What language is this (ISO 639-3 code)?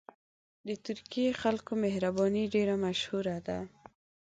pus